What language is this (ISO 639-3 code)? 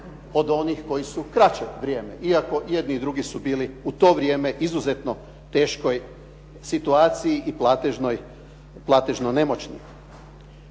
hrv